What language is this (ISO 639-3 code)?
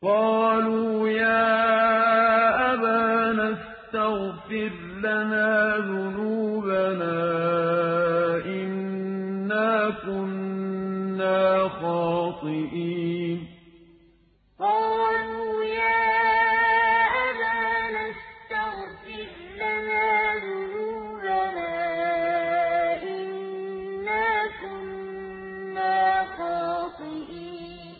ara